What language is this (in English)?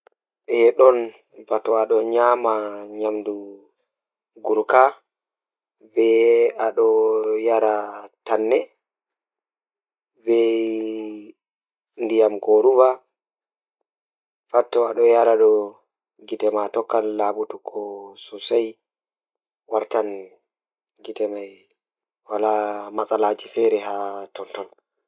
Fula